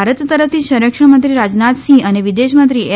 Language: Gujarati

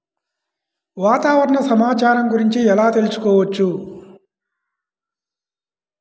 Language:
Telugu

